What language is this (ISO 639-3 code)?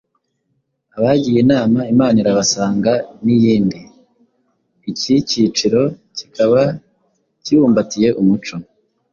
kin